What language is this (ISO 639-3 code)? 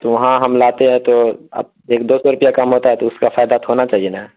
urd